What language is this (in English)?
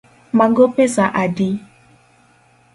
Luo (Kenya and Tanzania)